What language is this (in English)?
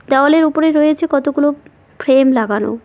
Bangla